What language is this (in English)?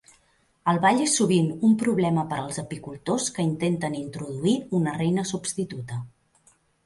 Catalan